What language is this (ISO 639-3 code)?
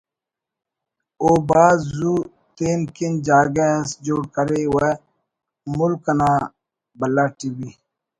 brh